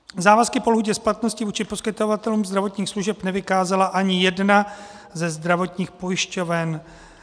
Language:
Czech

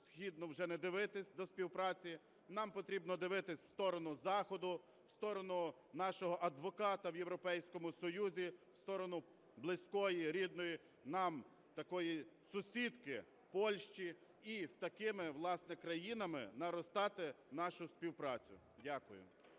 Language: Ukrainian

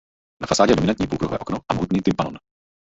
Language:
Czech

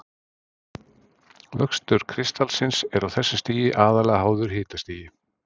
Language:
Icelandic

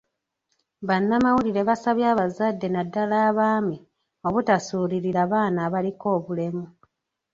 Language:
Ganda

